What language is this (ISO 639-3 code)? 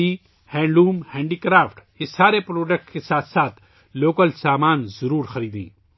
urd